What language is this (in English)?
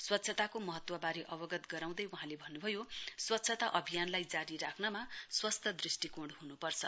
Nepali